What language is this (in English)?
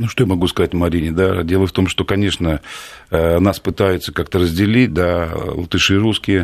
Russian